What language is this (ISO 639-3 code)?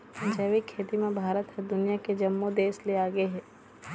hne